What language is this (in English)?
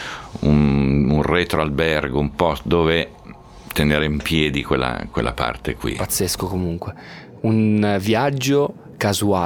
Italian